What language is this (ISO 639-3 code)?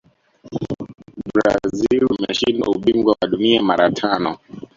swa